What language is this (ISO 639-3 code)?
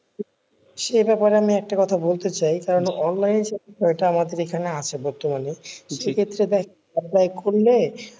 ben